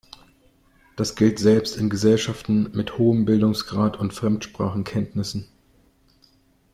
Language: German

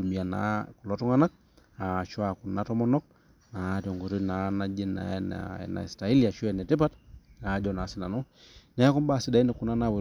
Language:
Masai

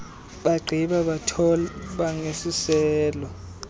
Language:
Xhosa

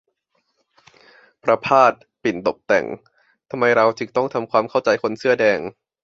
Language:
Thai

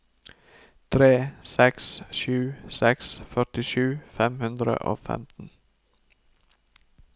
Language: Norwegian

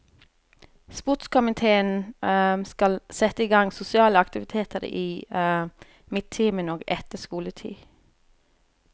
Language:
Norwegian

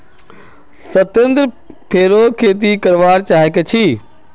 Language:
Magahi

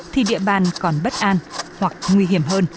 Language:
Vietnamese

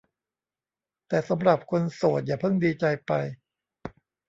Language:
Thai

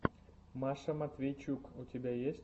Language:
Russian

